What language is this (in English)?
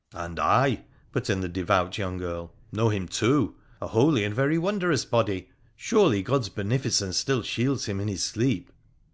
English